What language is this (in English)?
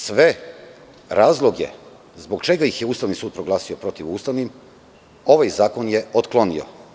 Serbian